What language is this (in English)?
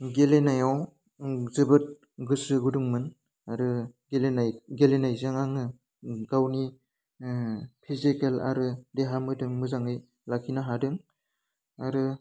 Bodo